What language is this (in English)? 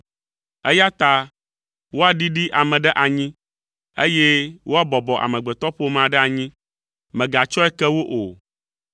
Ewe